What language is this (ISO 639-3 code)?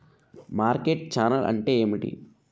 tel